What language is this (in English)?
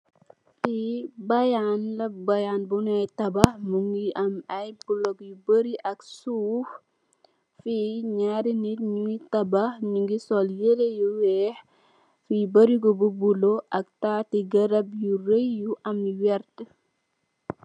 Wolof